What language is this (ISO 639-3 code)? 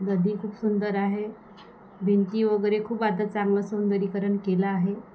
mar